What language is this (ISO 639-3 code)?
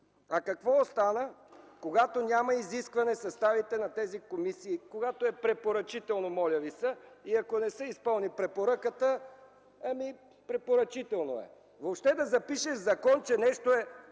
bul